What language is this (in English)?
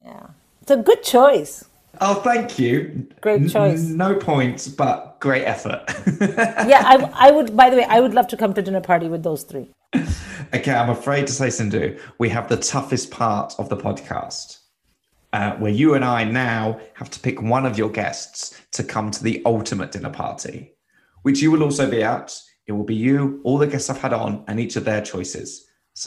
English